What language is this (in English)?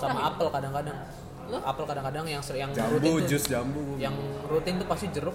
Indonesian